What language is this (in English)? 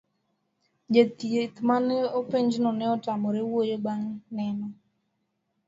Luo (Kenya and Tanzania)